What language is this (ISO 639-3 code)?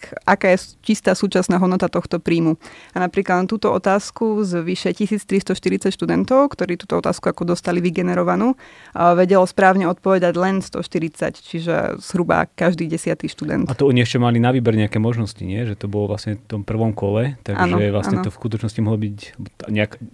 slk